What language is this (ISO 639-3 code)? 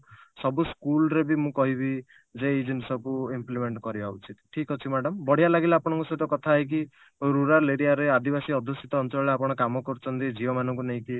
ori